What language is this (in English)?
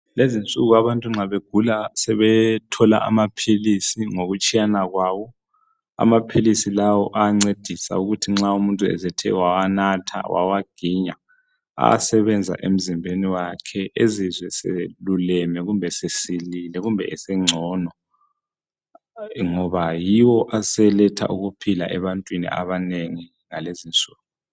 North Ndebele